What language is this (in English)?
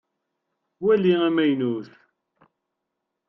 Kabyle